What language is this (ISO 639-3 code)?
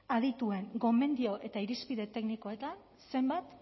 eus